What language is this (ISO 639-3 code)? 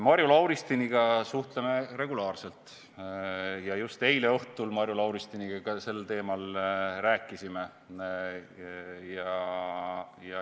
est